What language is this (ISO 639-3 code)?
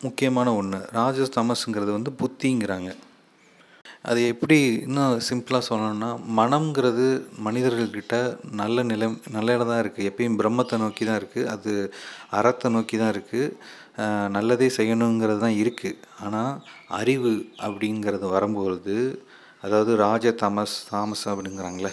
tam